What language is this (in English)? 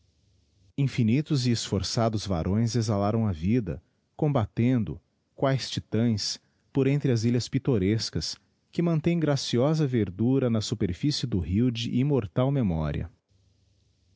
Portuguese